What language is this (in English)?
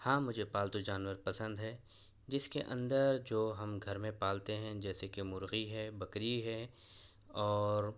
Urdu